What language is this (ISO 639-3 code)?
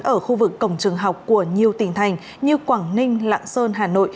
vie